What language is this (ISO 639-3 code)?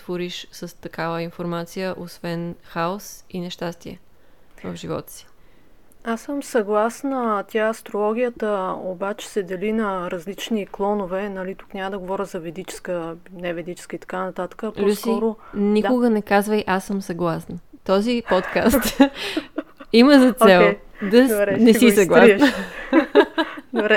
bul